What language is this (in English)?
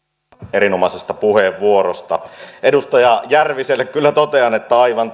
Finnish